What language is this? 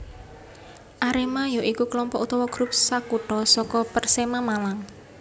Javanese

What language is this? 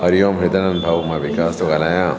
Sindhi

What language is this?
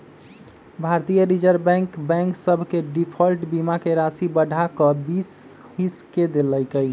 Magahi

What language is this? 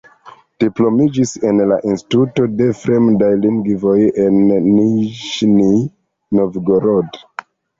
Esperanto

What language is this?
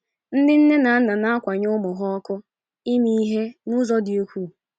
Igbo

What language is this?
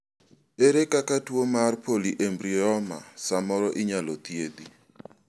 Luo (Kenya and Tanzania)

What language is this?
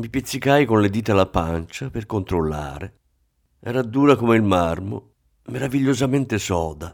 Italian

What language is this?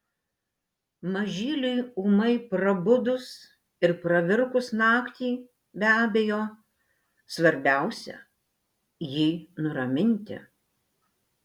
Lithuanian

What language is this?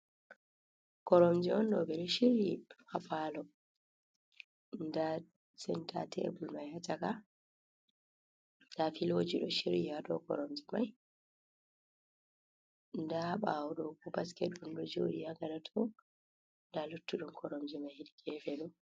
Fula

